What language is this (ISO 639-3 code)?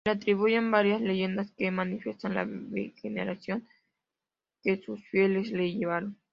spa